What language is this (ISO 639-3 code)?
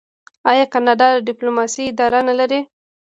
pus